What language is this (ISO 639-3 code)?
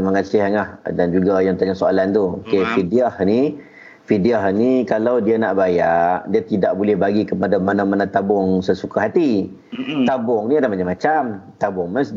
msa